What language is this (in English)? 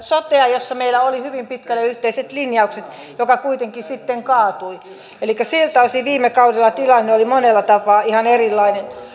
Finnish